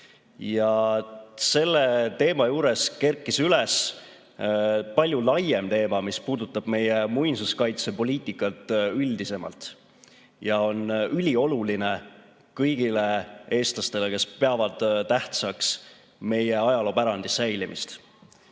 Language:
Estonian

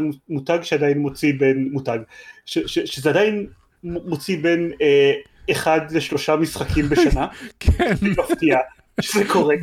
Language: Hebrew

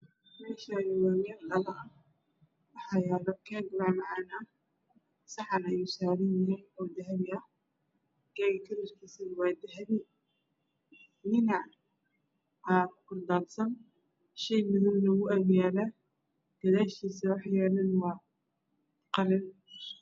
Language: Somali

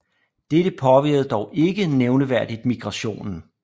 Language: Danish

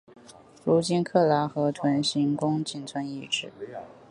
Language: Chinese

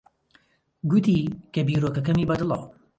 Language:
Central Kurdish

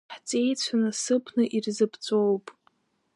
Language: Abkhazian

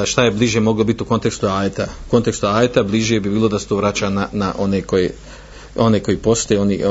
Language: Croatian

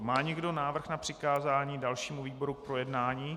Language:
Czech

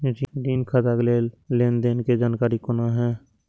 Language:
Maithili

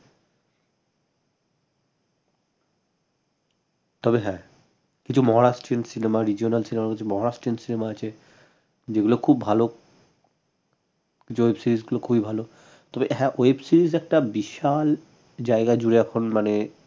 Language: Bangla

